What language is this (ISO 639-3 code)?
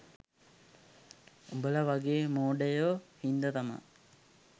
sin